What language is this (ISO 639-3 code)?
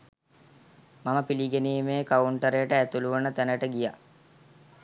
sin